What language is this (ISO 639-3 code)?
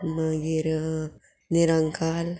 kok